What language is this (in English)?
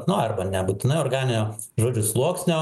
Lithuanian